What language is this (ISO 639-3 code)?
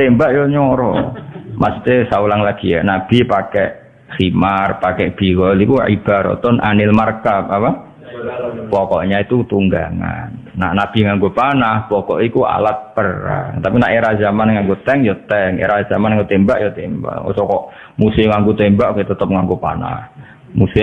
ind